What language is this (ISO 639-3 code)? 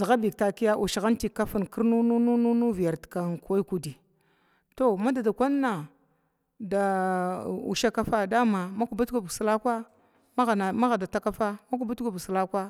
glw